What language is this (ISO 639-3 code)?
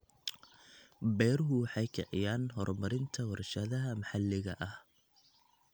som